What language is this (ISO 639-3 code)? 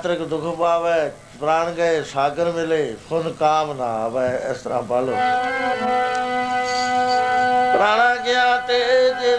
pan